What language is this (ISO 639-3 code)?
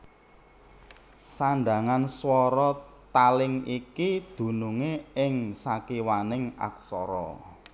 jav